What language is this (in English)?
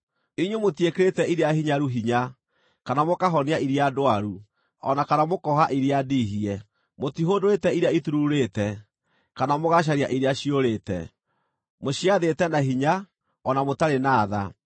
Kikuyu